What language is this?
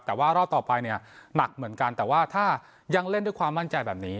Thai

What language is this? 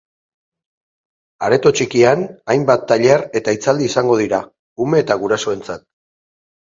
Basque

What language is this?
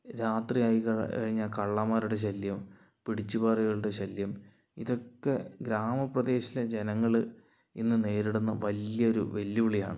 Malayalam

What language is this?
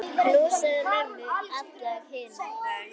Icelandic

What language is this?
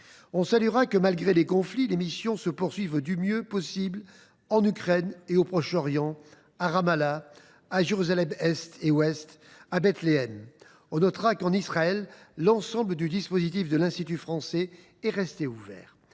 French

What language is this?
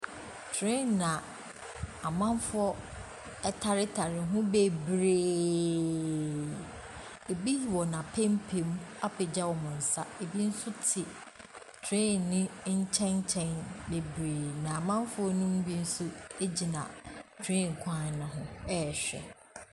Akan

